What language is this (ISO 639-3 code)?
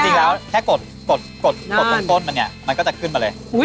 tha